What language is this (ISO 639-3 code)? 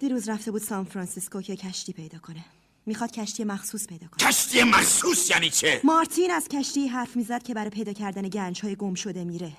fas